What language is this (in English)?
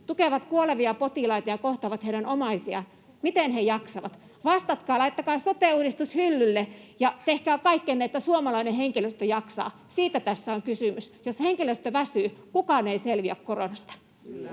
Finnish